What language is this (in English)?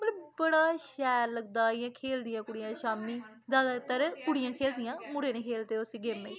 Dogri